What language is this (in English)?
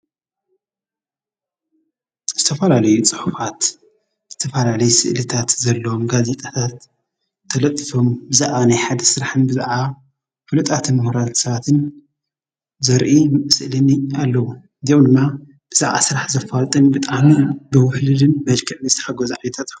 Tigrinya